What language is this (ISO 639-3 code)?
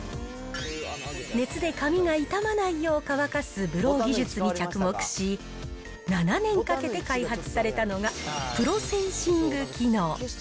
jpn